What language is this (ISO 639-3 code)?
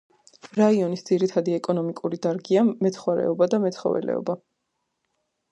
kat